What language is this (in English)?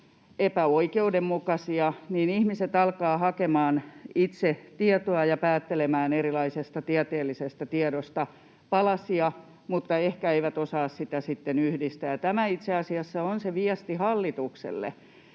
Finnish